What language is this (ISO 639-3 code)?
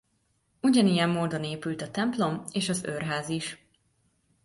hun